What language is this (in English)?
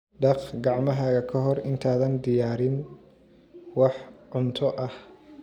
Somali